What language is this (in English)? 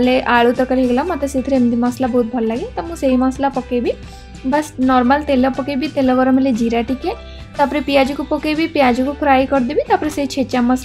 Indonesian